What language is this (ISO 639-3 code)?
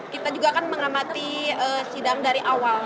ind